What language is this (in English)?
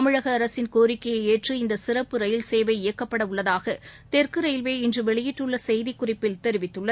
Tamil